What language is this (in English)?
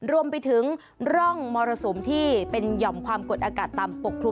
Thai